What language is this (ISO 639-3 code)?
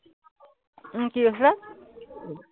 asm